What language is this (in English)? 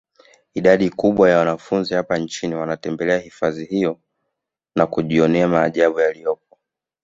Swahili